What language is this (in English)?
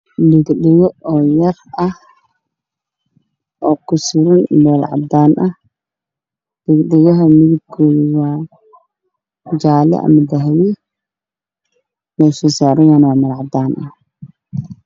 Somali